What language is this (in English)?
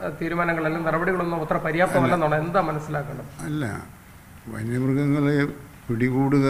Malayalam